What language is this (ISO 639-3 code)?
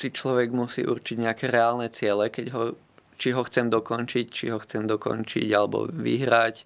slk